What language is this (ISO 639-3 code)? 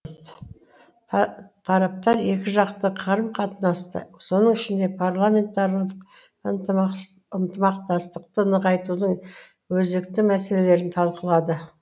kaz